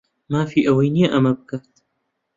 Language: Central Kurdish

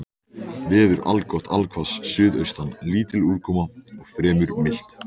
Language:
Icelandic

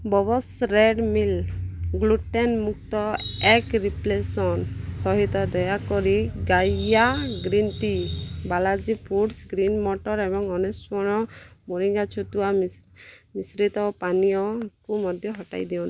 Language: Odia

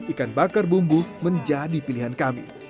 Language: Indonesian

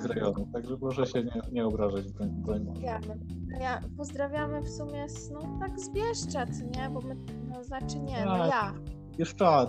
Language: Polish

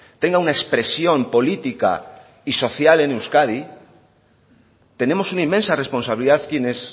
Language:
Spanish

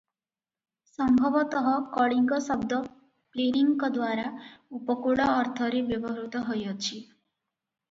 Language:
Odia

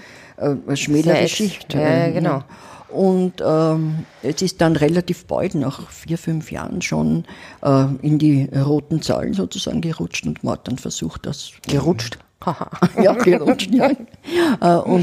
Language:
German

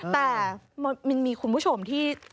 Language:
Thai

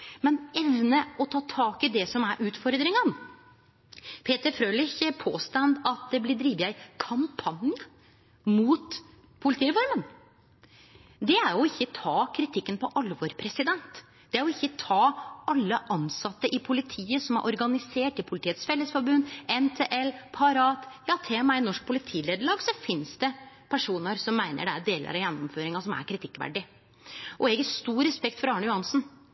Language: Norwegian Nynorsk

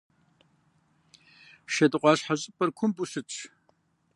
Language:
Kabardian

